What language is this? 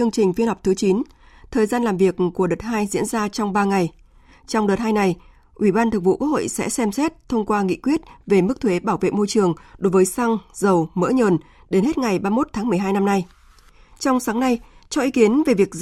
Vietnamese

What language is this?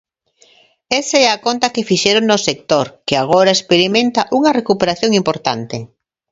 Galician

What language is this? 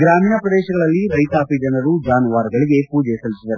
Kannada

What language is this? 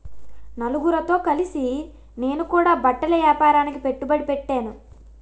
Telugu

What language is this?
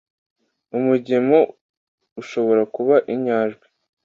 Kinyarwanda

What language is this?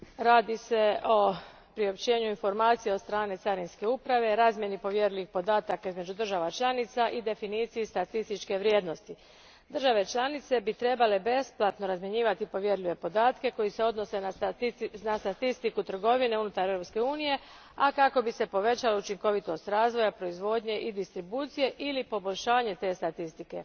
Croatian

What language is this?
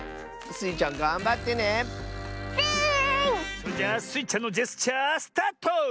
Japanese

